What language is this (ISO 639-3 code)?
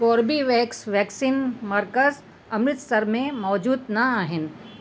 snd